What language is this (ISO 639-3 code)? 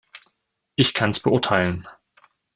deu